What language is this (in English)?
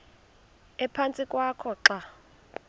Xhosa